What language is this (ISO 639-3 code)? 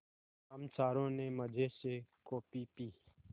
hin